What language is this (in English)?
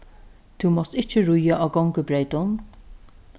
Faroese